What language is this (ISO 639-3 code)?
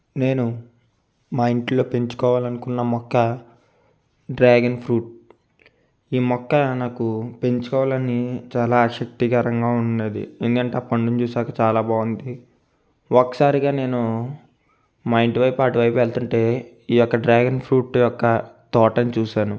tel